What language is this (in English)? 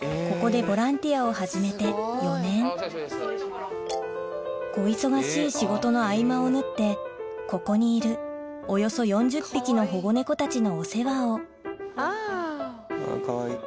Japanese